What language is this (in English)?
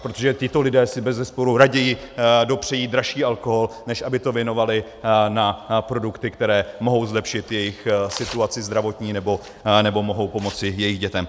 Czech